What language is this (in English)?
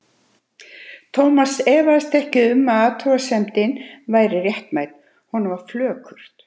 Icelandic